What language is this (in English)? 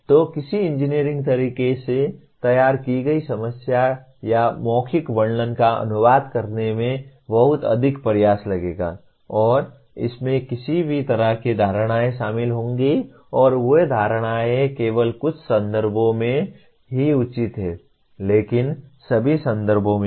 Hindi